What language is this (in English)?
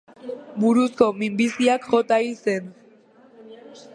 Basque